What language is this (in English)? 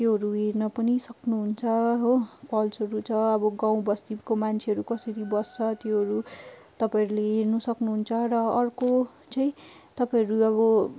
Nepali